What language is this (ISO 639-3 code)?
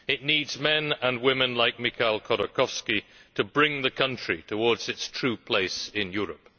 eng